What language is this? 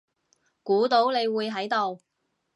Cantonese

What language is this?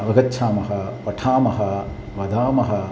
Sanskrit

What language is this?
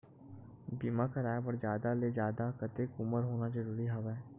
Chhattisgarhi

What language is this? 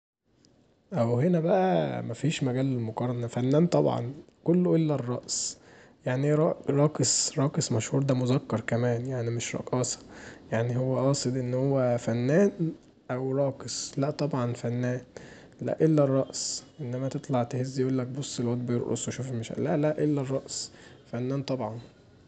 Egyptian Arabic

